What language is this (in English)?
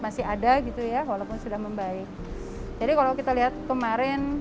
Indonesian